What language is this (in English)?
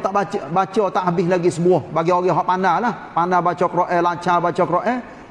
Malay